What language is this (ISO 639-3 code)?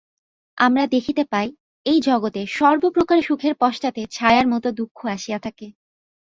ben